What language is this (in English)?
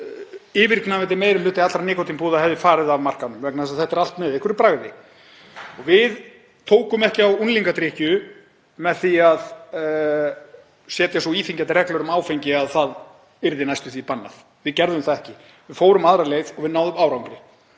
Icelandic